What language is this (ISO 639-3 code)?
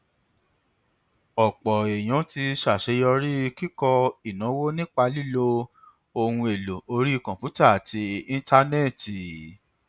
yor